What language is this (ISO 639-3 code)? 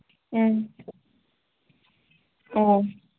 mni